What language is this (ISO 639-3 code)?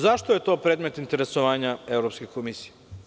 srp